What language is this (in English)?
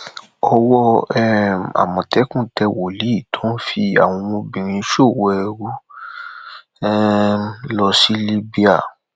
Yoruba